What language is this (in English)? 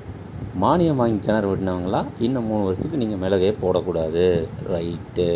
Tamil